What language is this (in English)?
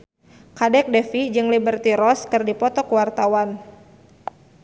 Sundanese